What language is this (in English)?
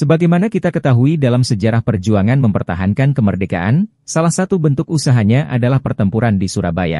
Indonesian